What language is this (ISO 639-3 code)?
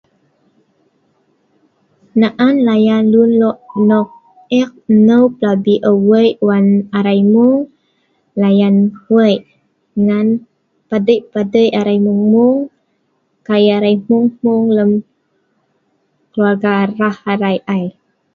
snv